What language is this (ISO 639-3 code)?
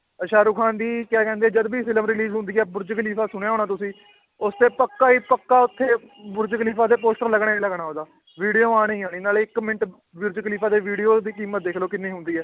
pan